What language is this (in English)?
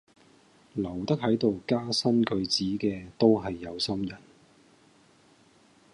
Cantonese